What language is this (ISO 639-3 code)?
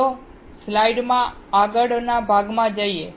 guj